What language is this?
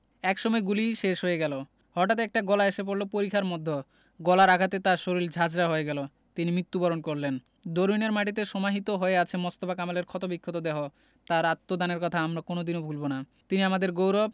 Bangla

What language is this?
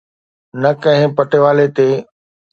Sindhi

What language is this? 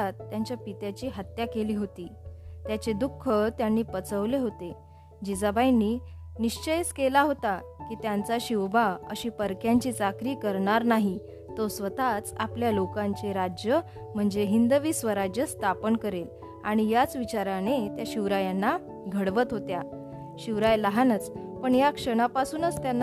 Marathi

